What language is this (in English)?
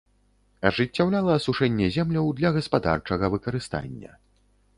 Belarusian